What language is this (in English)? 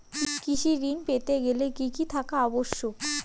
Bangla